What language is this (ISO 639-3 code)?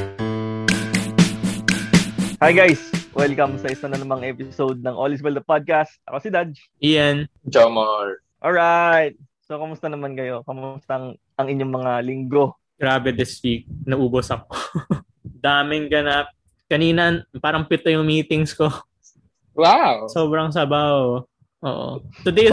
fil